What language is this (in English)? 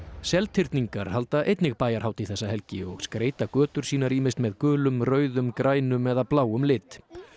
Icelandic